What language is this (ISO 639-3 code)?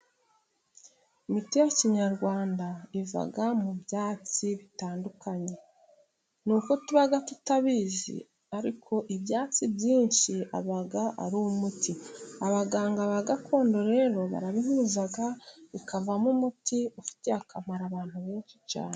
kin